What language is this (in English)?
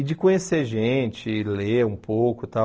Portuguese